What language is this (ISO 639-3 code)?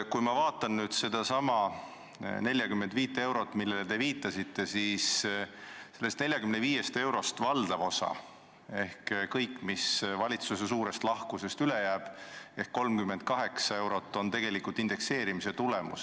est